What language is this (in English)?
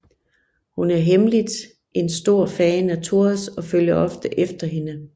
Danish